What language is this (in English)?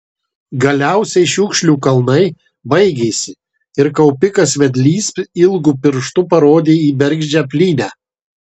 Lithuanian